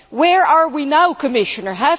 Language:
English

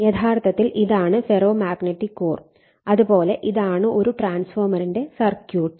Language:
Malayalam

